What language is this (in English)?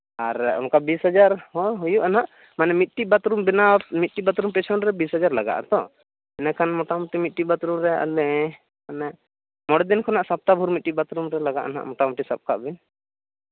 Santali